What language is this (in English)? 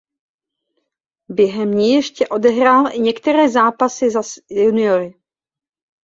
Czech